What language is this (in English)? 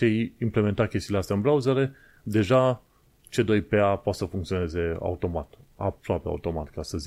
Romanian